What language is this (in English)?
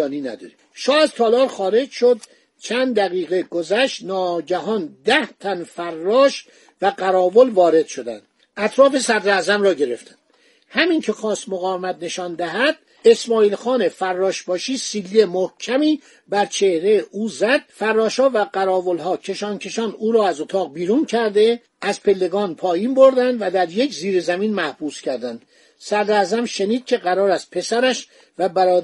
Persian